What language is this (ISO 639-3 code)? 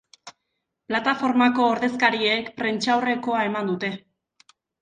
eus